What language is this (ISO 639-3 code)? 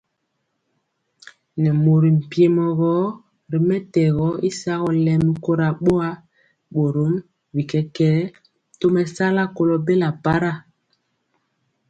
mcx